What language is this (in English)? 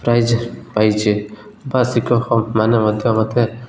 Odia